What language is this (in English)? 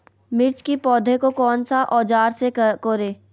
Magahi